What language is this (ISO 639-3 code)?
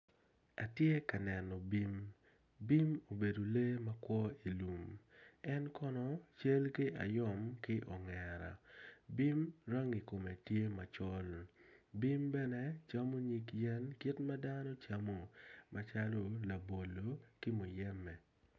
ach